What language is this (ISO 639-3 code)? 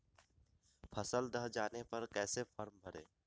mag